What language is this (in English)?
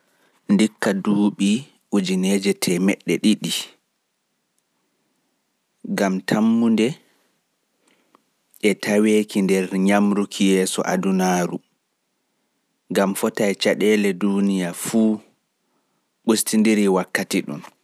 Fula